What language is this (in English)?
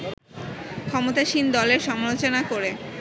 Bangla